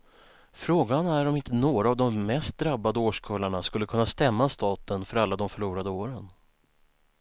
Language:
Swedish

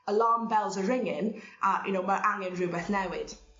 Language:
Welsh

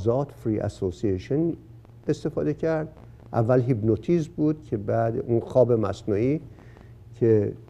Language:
Persian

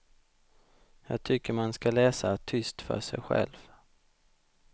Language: Swedish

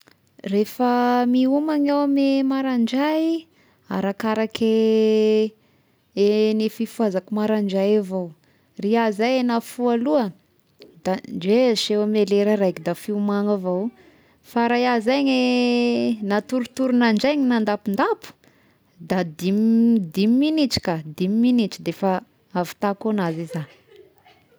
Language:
Tesaka Malagasy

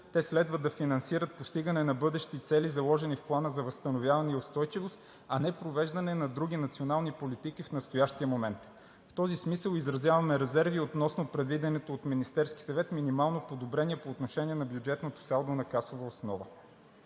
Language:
Bulgarian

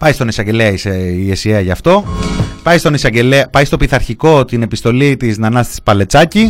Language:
Greek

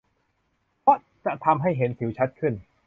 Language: Thai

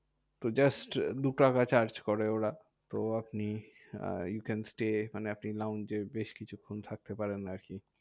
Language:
Bangla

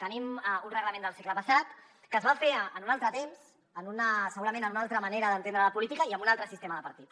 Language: Catalan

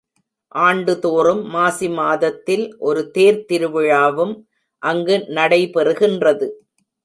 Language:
Tamil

